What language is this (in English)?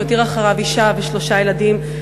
Hebrew